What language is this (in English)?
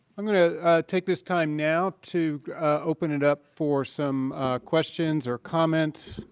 English